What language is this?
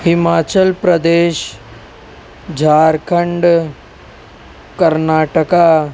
Urdu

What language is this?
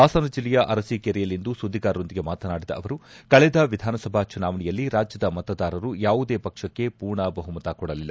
Kannada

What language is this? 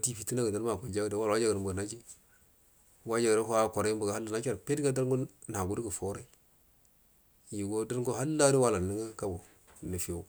Buduma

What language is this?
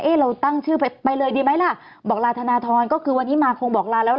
Thai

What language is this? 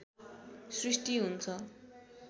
Nepali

